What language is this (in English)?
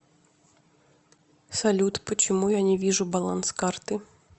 Russian